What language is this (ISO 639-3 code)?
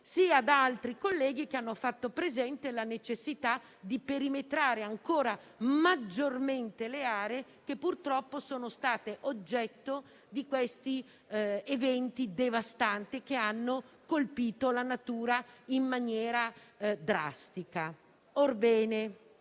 ita